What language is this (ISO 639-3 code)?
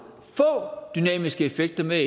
dan